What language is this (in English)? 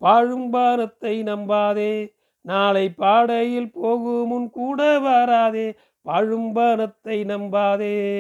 Tamil